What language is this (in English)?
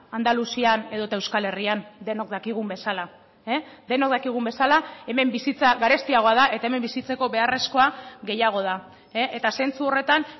Basque